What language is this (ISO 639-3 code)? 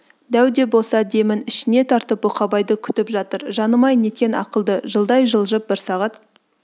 kaz